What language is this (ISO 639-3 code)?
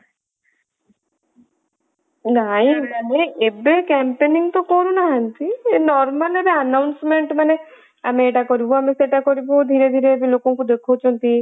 ori